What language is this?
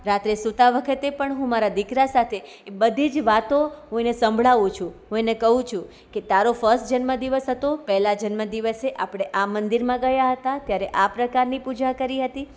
Gujarati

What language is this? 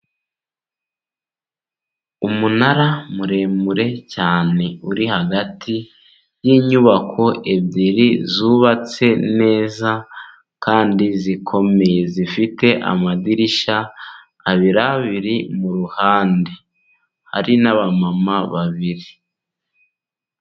Kinyarwanda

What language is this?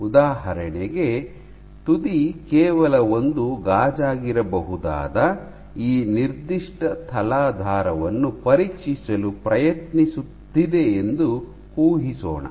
Kannada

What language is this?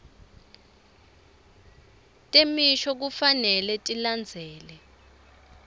Swati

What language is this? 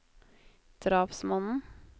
Norwegian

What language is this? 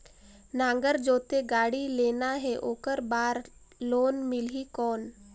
Chhattisgarhi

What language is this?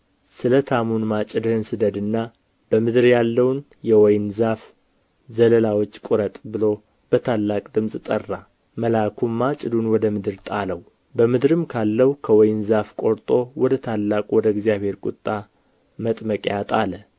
Amharic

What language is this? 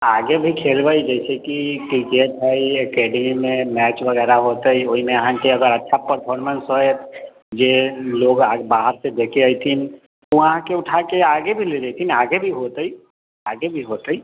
Maithili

